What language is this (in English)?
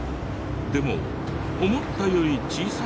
Japanese